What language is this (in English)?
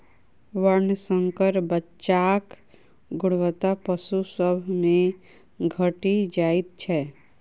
Maithili